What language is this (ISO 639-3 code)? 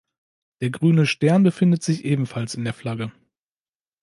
deu